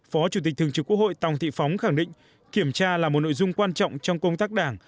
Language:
Vietnamese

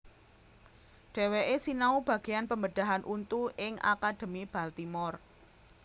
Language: Javanese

